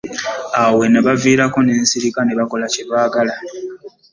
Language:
Ganda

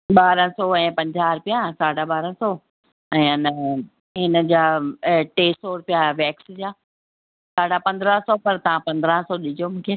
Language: Sindhi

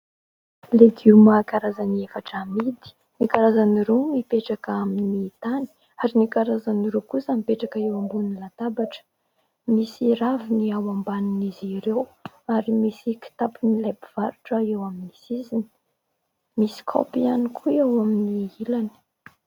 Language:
Malagasy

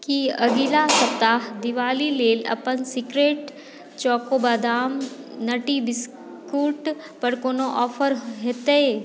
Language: Maithili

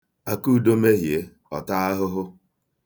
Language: Igbo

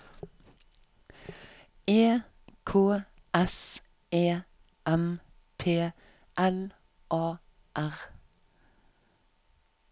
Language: Norwegian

